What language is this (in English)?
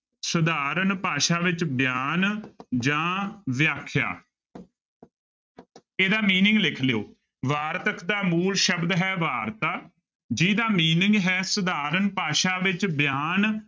Punjabi